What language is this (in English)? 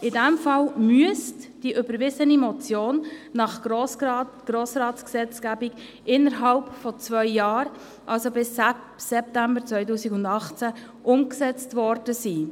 Swiss German